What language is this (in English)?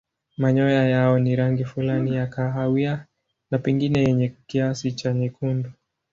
Swahili